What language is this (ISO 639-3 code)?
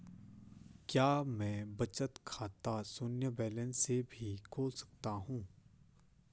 hin